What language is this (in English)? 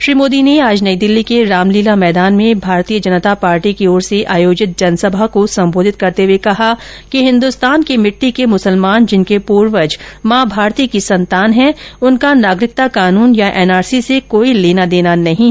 Hindi